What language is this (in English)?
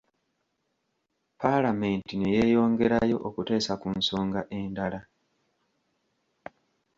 Ganda